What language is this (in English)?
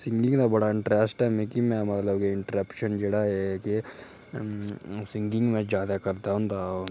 Dogri